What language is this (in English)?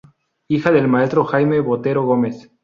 Spanish